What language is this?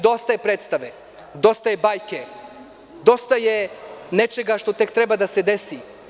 Serbian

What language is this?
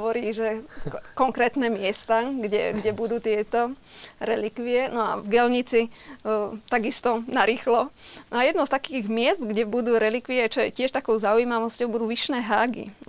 Slovak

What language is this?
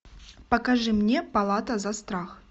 Russian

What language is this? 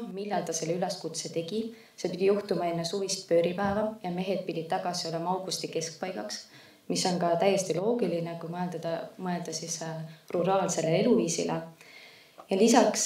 Finnish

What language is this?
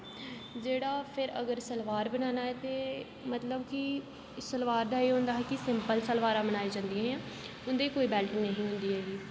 Dogri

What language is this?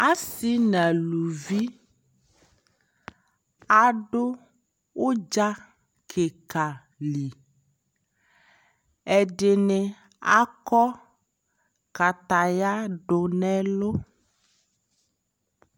Ikposo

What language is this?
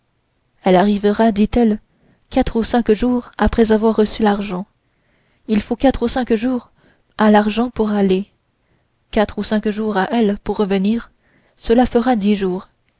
French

